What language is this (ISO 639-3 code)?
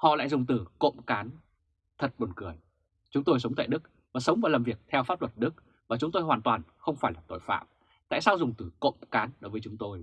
vie